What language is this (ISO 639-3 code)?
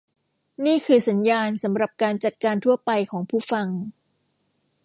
tha